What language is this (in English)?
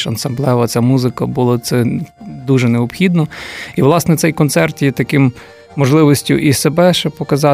Ukrainian